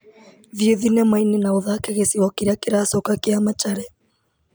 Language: Kikuyu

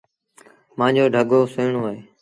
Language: Sindhi Bhil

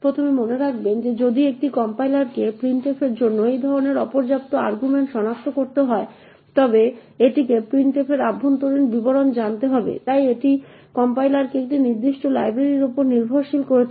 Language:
Bangla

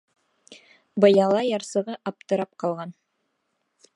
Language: Bashkir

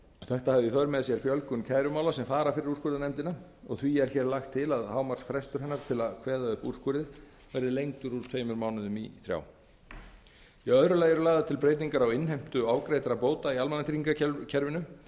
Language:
Icelandic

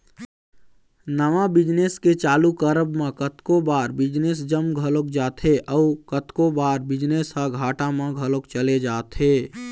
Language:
Chhattisgarhi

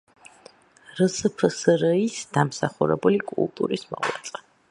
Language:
Georgian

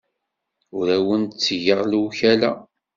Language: Kabyle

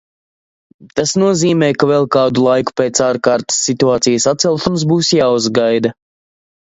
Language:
Latvian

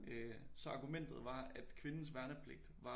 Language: Danish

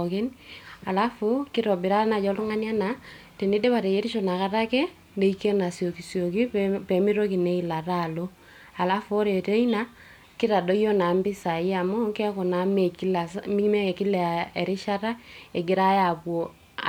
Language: Masai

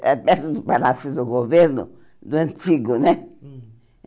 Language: Portuguese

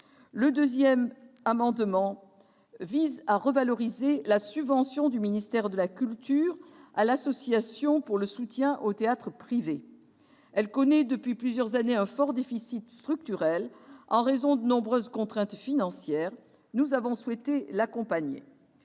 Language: French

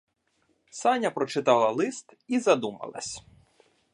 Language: Ukrainian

